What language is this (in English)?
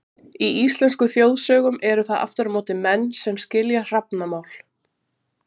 Icelandic